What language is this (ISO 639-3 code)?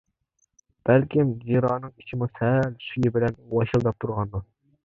uig